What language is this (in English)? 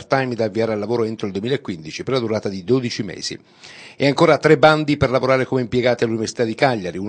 Italian